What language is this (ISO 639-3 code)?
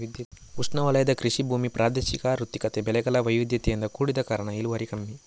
kan